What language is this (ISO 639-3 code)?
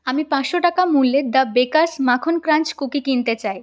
ben